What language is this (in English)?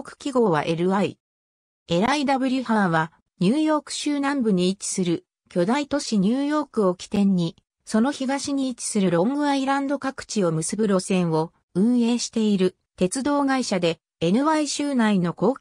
Japanese